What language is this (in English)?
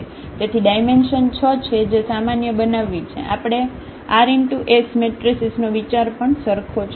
Gujarati